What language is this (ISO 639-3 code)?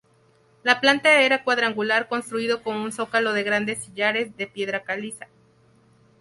spa